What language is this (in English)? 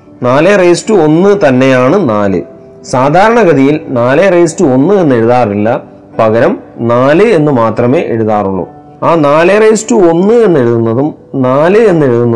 Malayalam